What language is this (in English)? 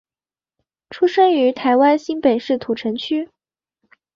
Chinese